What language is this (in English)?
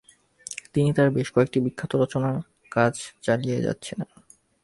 Bangla